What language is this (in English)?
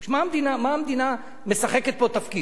Hebrew